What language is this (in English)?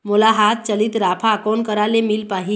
Chhattisgarhi